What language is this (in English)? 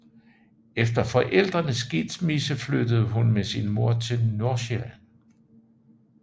Danish